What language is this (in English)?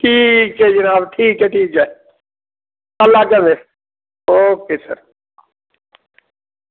Dogri